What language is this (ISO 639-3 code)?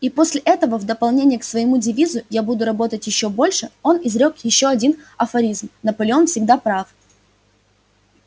rus